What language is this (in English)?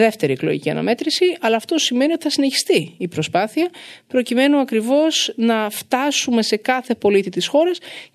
Greek